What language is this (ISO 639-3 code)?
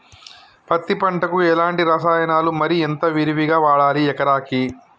tel